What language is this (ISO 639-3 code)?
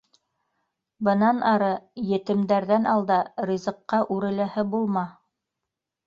bak